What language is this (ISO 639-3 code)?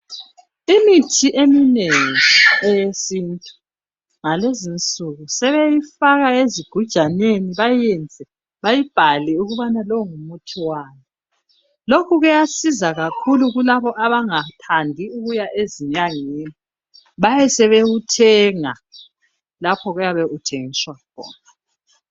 nde